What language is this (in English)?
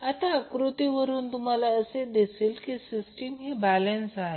Marathi